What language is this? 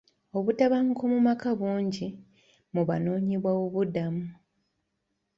Ganda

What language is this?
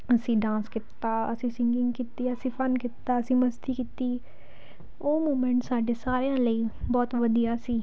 Punjabi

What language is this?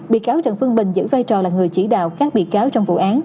Vietnamese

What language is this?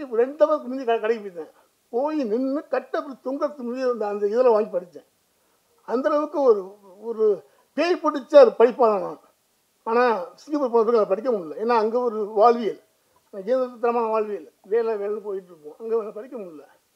Tamil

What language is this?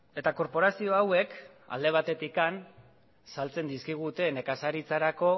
Basque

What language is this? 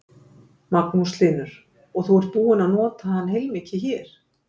Icelandic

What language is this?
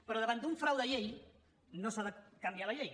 Catalan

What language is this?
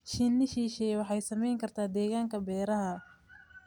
Somali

